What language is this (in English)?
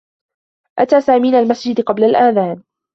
Arabic